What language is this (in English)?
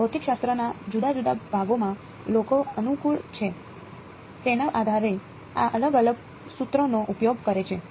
Gujarati